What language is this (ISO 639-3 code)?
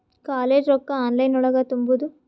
kan